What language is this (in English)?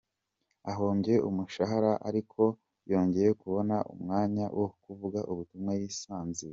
Kinyarwanda